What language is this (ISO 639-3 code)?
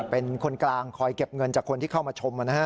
tha